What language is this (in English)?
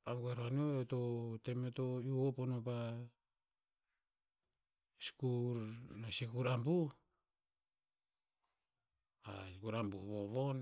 Tinputz